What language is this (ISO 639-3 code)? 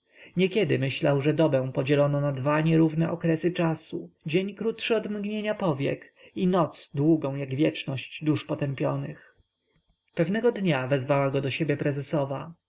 pol